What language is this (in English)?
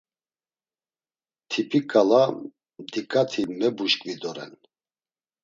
Laz